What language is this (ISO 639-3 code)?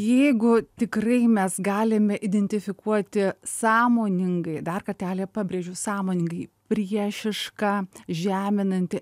lit